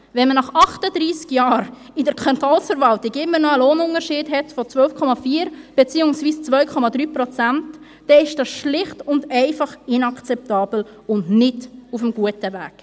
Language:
Swiss German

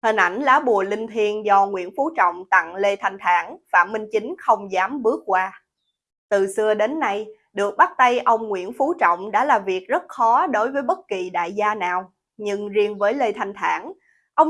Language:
Vietnamese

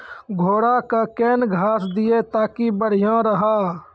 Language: Maithili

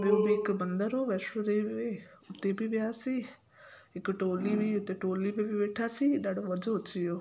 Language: Sindhi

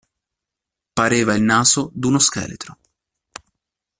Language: Italian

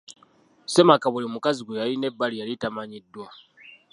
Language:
Ganda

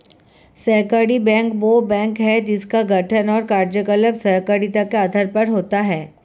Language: Hindi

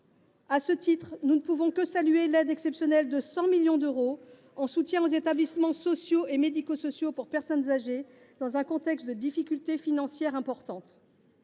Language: French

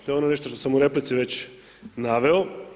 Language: Croatian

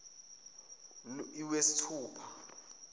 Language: Zulu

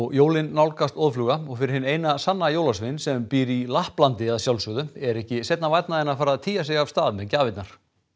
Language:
Icelandic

